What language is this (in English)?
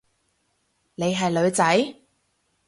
Cantonese